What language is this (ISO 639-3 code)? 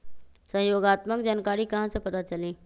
mag